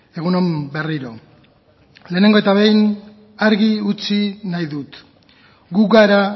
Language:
Basque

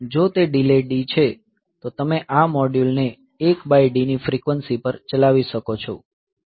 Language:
Gujarati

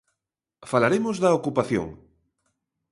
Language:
Galician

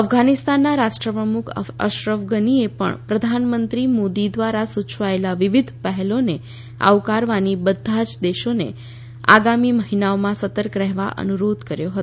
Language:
Gujarati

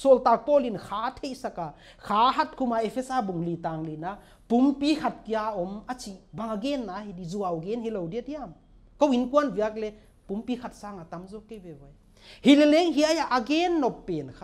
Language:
Thai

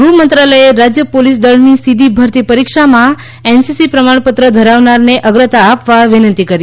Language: Gujarati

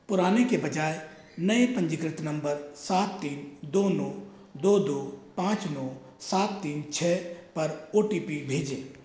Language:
Hindi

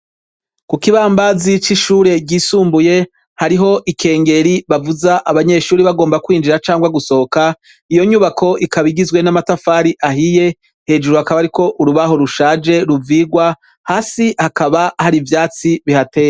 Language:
Rundi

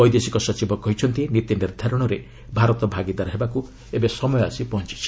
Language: Odia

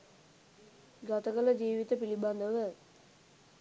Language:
Sinhala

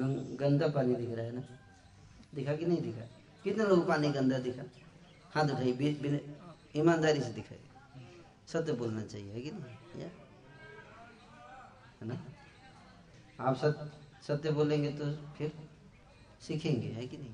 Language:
Hindi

